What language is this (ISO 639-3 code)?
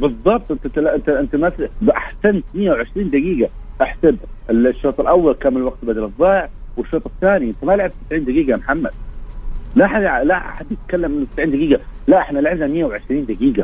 ara